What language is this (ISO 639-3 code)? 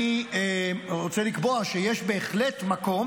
heb